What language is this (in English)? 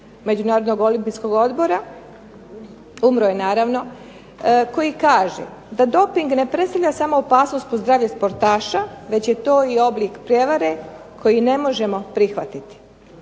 Croatian